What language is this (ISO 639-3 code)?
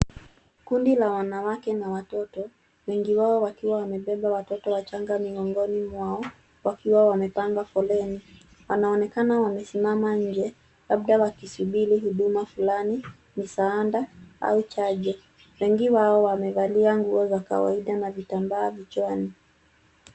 swa